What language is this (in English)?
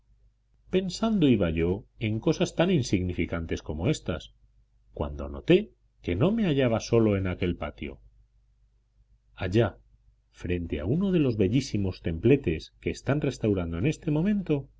Spanish